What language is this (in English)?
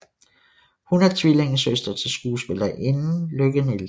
Danish